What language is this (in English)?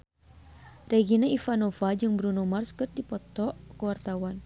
Sundanese